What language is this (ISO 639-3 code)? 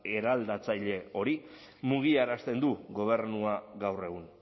eus